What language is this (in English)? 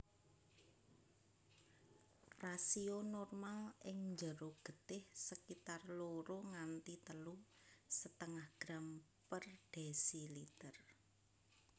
Javanese